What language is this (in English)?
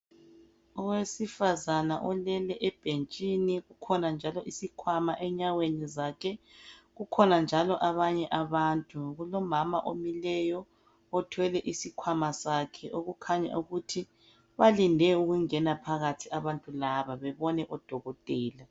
North Ndebele